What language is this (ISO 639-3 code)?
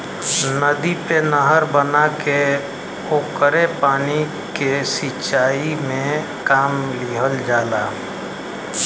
bho